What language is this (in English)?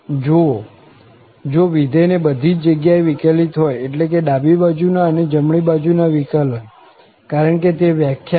Gujarati